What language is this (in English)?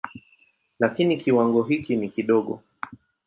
Swahili